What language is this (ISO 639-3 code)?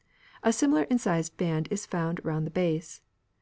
eng